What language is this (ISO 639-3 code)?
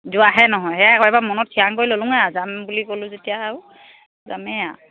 asm